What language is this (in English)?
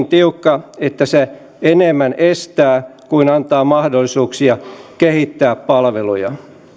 Finnish